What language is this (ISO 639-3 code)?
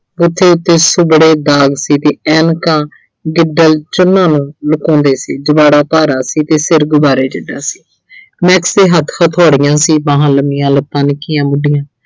pan